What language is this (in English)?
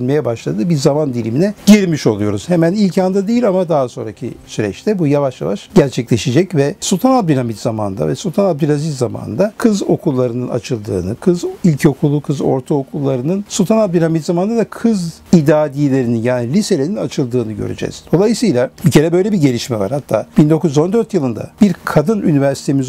Turkish